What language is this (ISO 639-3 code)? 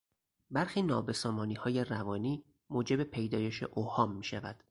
fas